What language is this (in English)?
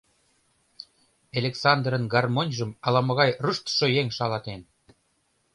Mari